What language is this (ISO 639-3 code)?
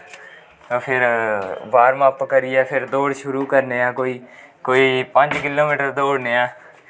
doi